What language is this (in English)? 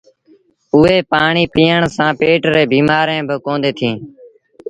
Sindhi Bhil